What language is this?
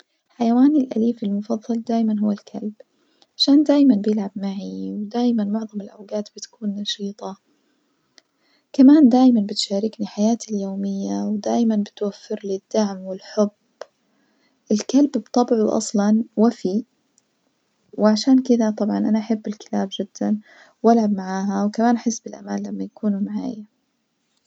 Najdi Arabic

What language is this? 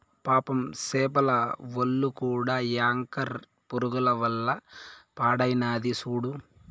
Telugu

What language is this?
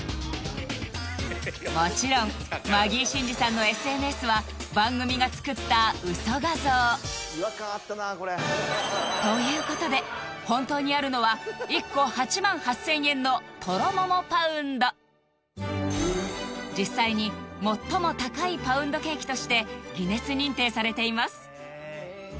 Japanese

